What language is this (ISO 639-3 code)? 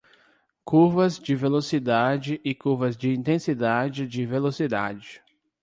por